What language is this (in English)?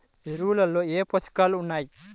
Telugu